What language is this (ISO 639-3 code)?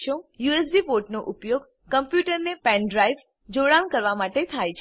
guj